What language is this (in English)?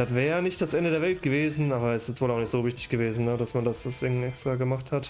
German